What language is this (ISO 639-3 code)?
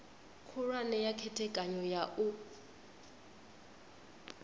ven